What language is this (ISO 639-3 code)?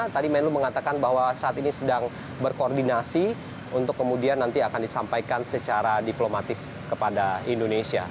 ind